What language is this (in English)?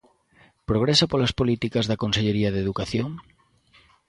Galician